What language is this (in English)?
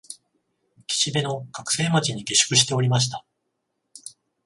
Japanese